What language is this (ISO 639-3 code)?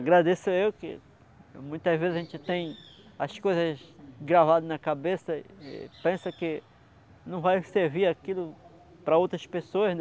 por